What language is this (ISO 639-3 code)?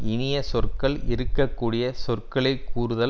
tam